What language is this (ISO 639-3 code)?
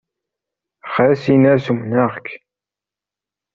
kab